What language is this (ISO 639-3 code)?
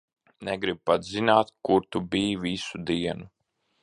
lav